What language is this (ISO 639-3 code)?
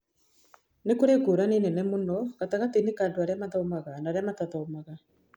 kik